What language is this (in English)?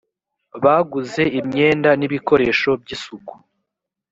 Kinyarwanda